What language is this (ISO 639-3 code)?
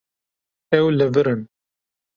kur